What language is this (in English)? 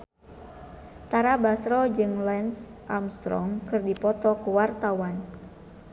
Sundanese